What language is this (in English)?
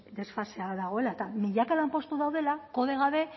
Basque